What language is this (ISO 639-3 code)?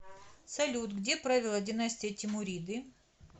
rus